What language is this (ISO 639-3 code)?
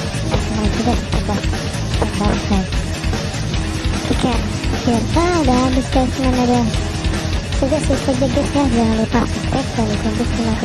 ind